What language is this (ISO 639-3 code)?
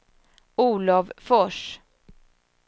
swe